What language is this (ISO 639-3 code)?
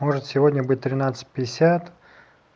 rus